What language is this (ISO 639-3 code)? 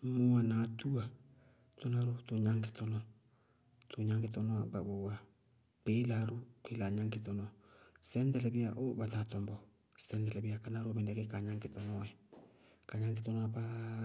bqg